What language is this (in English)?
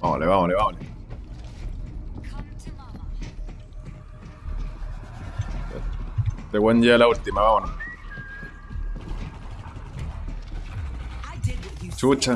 Spanish